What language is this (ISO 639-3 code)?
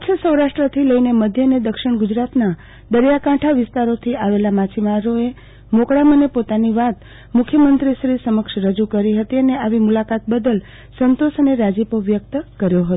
guj